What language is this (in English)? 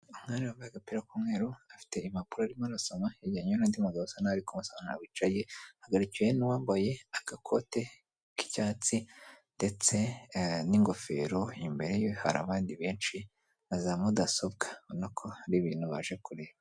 Kinyarwanda